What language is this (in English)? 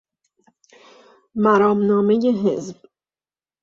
Persian